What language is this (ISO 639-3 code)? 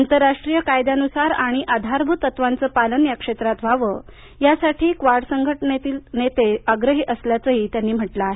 mar